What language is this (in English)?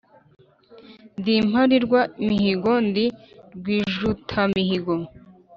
Kinyarwanda